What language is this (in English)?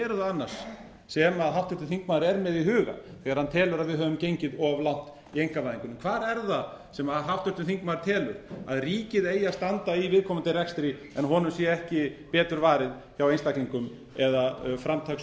Icelandic